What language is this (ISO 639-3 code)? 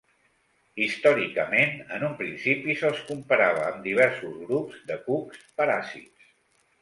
cat